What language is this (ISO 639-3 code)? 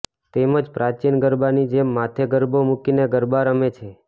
guj